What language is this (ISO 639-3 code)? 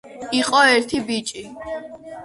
kat